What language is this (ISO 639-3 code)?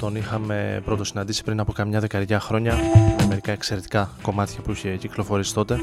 ell